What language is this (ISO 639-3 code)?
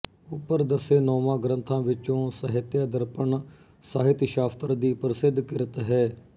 pan